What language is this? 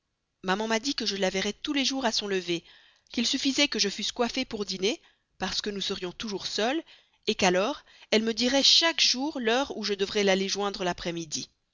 French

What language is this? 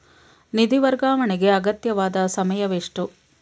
Kannada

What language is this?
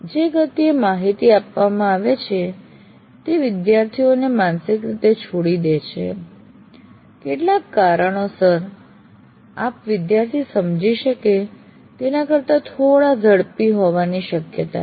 Gujarati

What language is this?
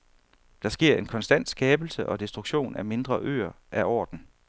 Danish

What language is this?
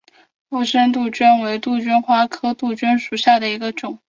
Chinese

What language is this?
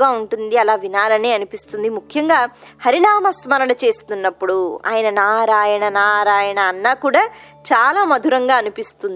Telugu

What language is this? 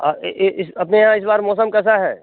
Hindi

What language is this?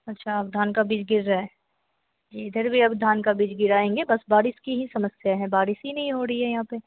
Hindi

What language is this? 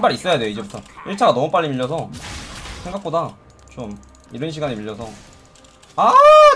Korean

